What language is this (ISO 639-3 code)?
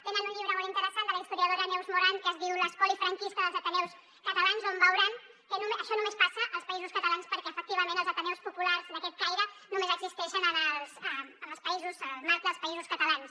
cat